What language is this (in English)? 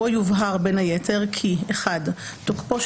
Hebrew